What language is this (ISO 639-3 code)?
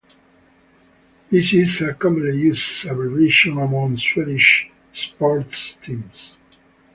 eng